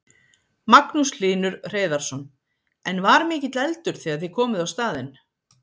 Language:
Icelandic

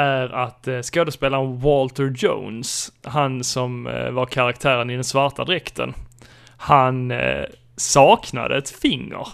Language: Swedish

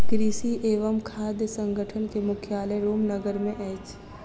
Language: Maithili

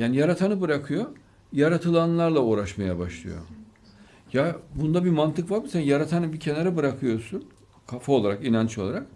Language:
Turkish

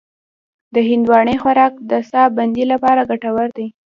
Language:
Pashto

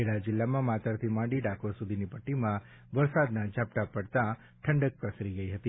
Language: Gujarati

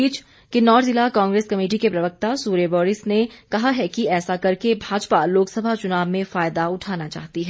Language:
Hindi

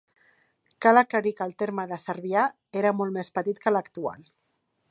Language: Catalan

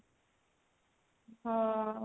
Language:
Odia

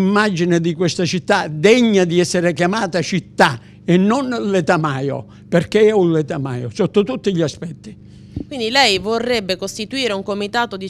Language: Italian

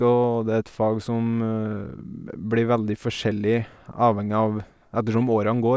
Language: Norwegian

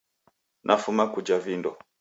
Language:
Taita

